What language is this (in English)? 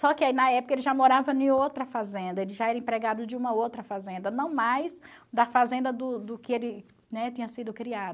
Portuguese